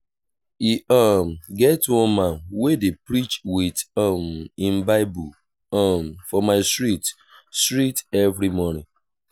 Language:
Nigerian Pidgin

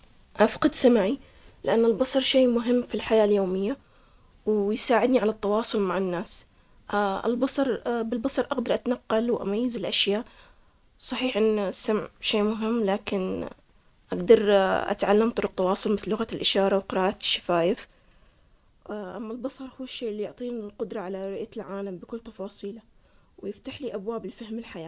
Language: Omani Arabic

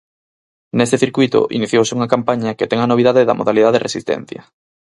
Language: Galician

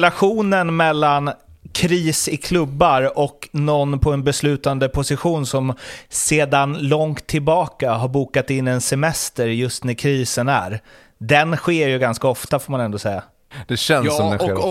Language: Swedish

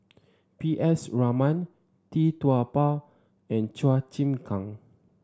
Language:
English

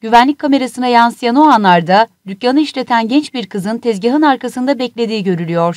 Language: Turkish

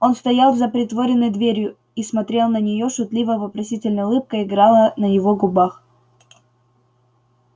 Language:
Russian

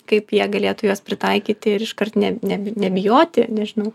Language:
Lithuanian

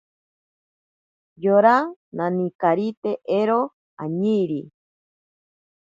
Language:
Ashéninka Perené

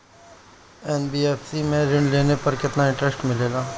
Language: Bhojpuri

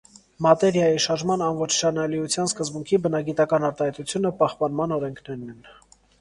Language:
Armenian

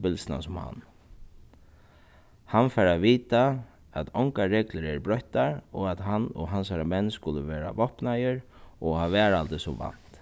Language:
Faroese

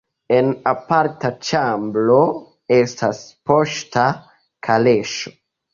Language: Esperanto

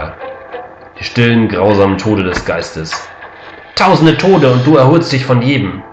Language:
German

